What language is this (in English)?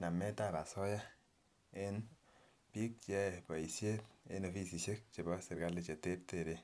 Kalenjin